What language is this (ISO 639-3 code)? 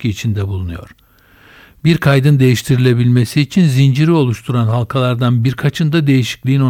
tur